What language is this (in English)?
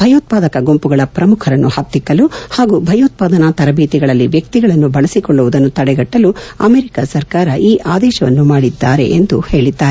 Kannada